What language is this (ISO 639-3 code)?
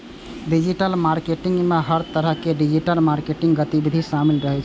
mai